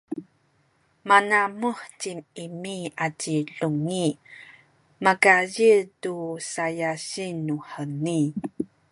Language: Sakizaya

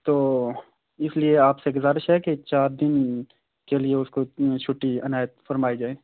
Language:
Urdu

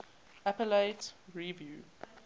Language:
English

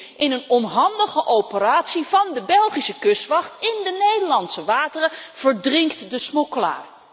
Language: Dutch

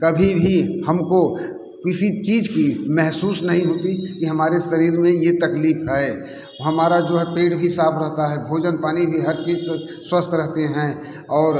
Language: Hindi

